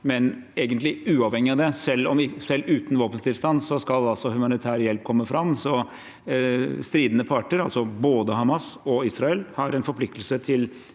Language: Norwegian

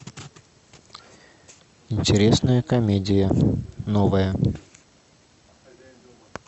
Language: Russian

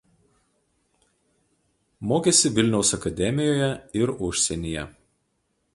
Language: Lithuanian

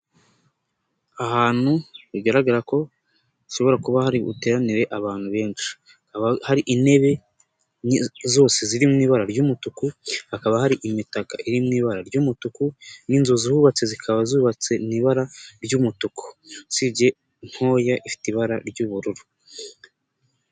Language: Kinyarwanda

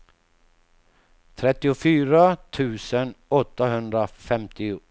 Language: Swedish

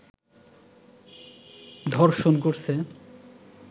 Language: Bangla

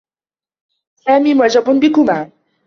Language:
Arabic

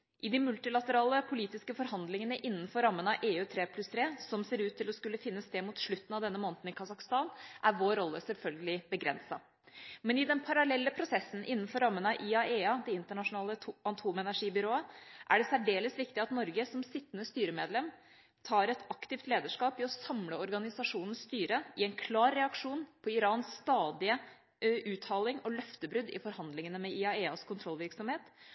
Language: Norwegian Bokmål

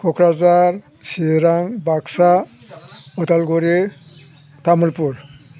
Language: Bodo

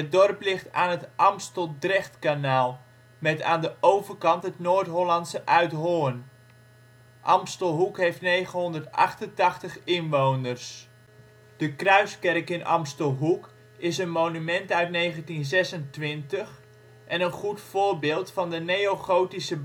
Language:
Dutch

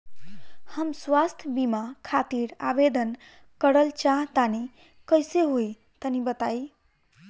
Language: Bhojpuri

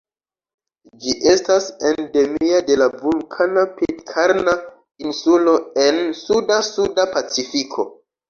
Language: Esperanto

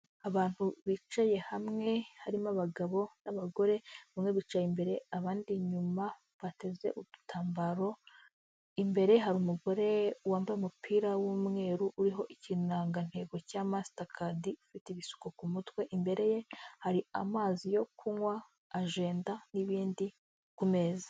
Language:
Kinyarwanda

